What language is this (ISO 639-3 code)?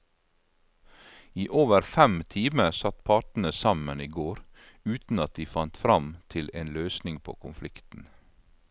nor